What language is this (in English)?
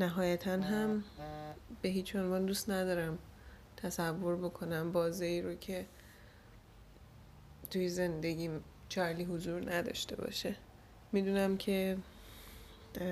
Persian